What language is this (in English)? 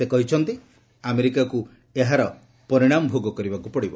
Odia